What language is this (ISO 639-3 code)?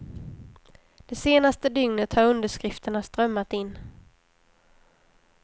swe